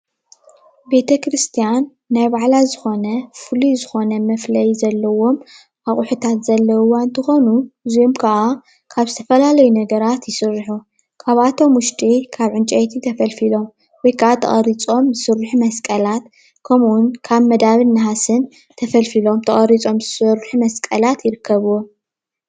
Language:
Tigrinya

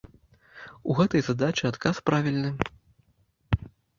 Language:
Belarusian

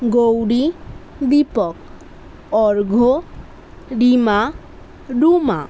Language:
Bangla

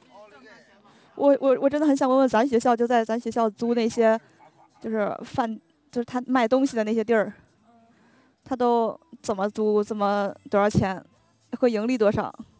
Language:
Chinese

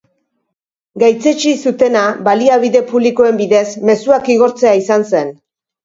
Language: Basque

